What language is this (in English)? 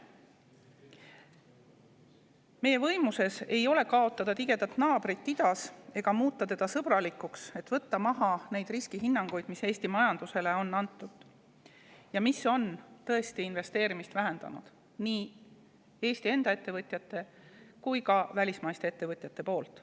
Estonian